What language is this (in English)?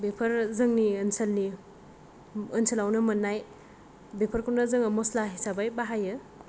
Bodo